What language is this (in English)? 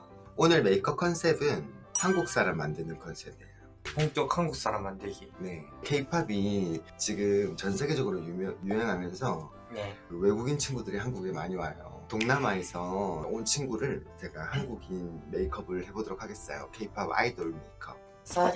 Korean